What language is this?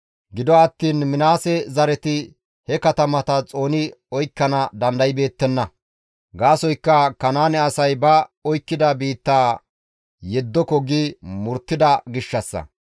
Gamo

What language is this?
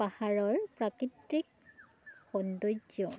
Assamese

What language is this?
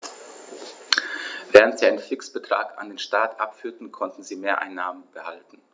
German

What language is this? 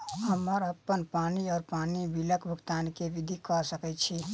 Maithili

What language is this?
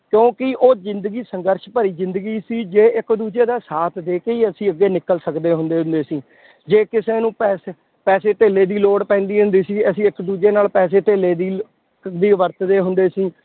Punjabi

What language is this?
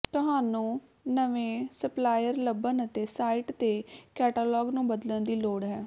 Punjabi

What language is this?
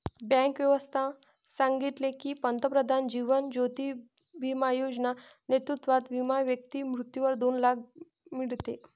Marathi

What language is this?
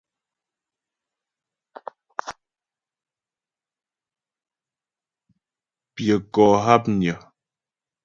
Ghomala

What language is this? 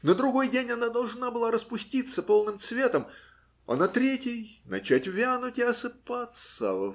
Russian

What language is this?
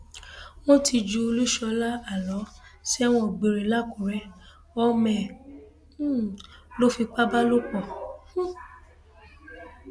Yoruba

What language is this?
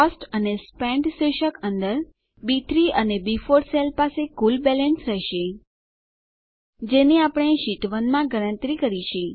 Gujarati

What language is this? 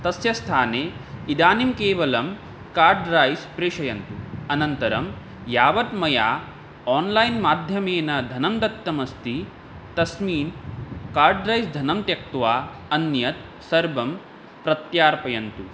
Sanskrit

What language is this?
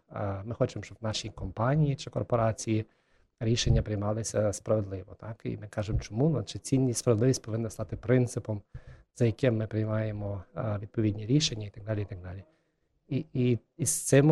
Ukrainian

